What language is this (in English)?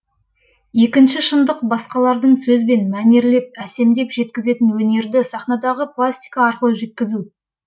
Kazakh